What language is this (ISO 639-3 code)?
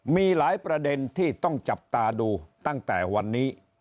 tha